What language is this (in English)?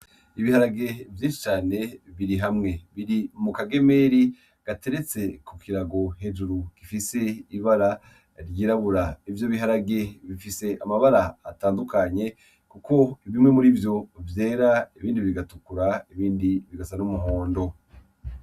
Rundi